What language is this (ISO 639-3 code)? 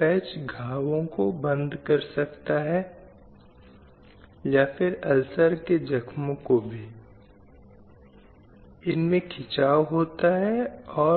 hin